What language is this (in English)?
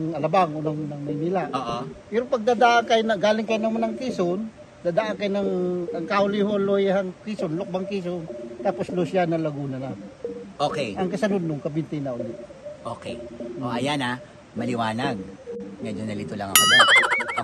Filipino